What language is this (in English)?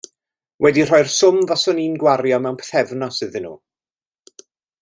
Welsh